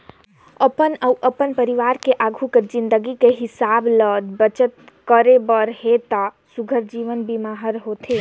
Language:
Chhattisgarhi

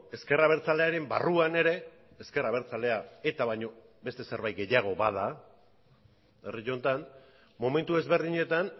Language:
Basque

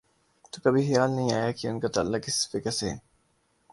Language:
Urdu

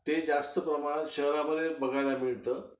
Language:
Marathi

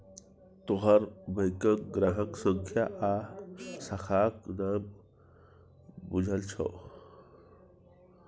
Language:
Maithili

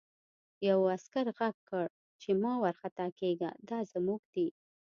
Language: Pashto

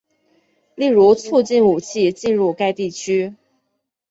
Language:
Chinese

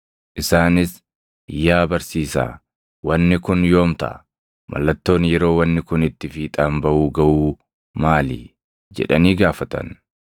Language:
Oromo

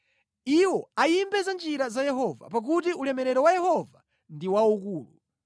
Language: Nyanja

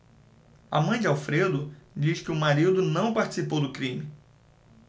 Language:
Portuguese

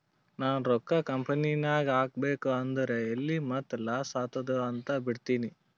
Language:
Kannada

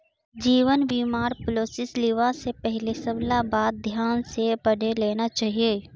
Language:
Magahi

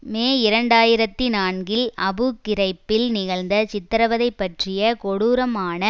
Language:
Tamil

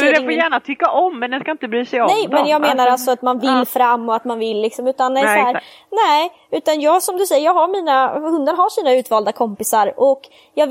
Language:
Swedish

